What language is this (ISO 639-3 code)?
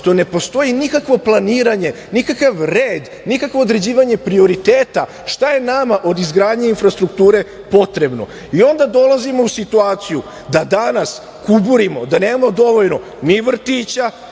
srp